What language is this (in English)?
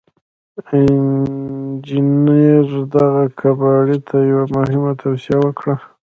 Pashto